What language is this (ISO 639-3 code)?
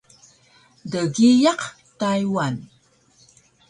trv